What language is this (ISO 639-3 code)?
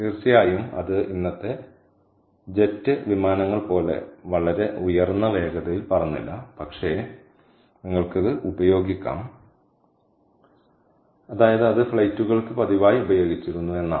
mal